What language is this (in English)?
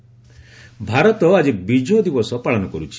Odia